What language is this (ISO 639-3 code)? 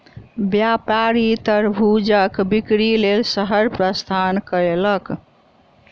mai